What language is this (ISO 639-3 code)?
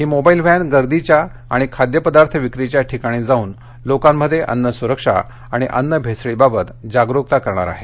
mar